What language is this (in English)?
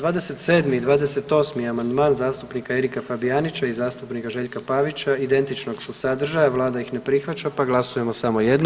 Croatian